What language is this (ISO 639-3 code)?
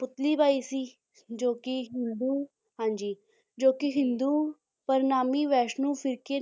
pan